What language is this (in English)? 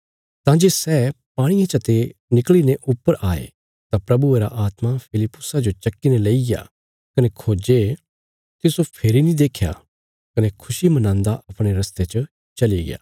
Bilaspuri